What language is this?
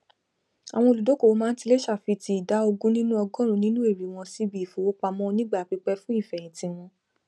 Yoruba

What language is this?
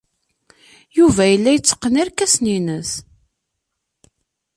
Kabyle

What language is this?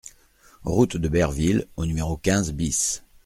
French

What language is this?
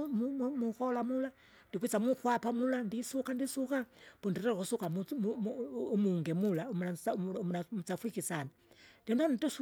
Kinga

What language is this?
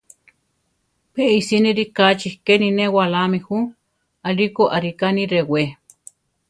Central Tarahumara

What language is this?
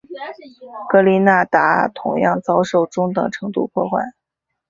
Chinese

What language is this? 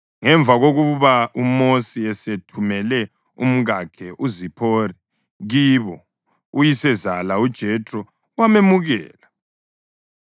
North Ndebele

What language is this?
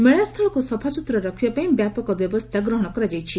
Odia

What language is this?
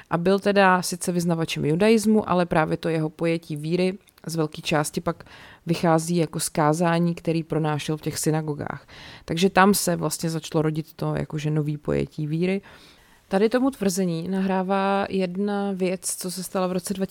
Czech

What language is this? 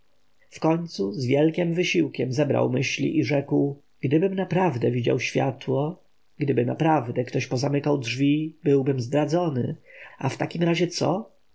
Polish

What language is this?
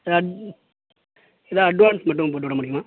Tamil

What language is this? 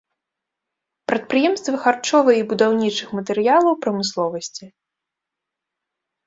Belarusian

